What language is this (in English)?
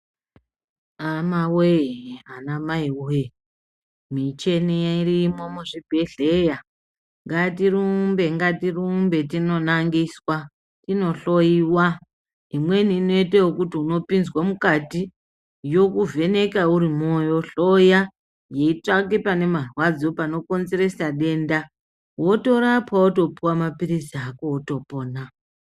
Ndau